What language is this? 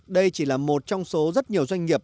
Vietnamese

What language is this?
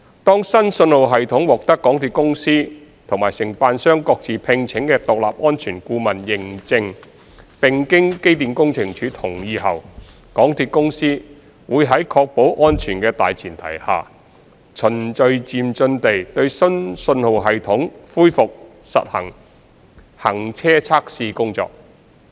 Cantonese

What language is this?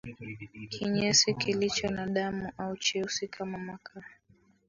Swahili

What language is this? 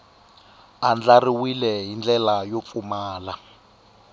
Tsonga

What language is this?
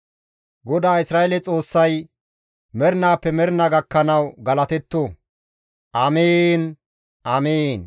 Gamo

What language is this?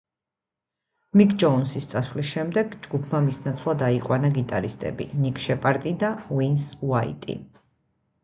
Georgian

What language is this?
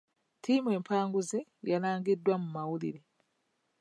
Ganda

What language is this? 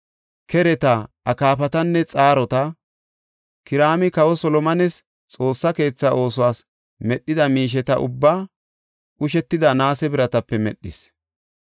Gofa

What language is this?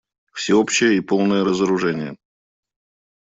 Russian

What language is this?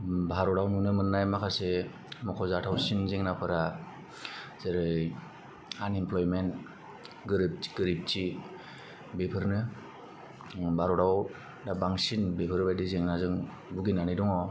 Bodo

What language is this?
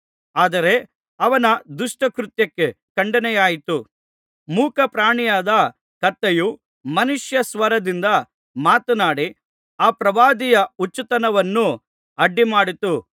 Kannada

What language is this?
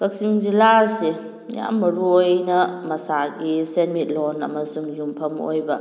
Manipuri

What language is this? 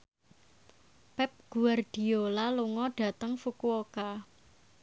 Javanese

